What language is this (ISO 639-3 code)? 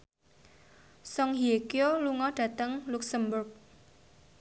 jav